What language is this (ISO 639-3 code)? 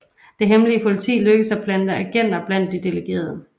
dan